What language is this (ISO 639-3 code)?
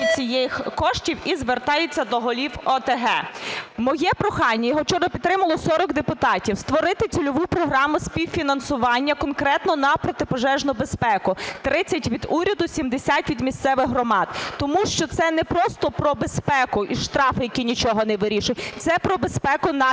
ukr